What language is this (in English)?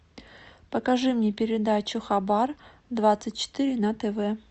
Russian